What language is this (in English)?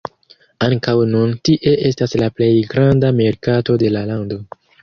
Esperanto